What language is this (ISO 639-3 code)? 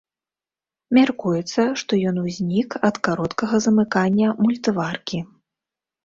bel